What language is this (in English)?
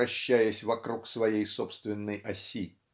Russian